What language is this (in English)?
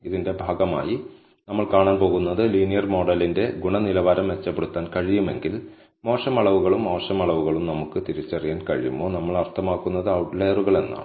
Malayalam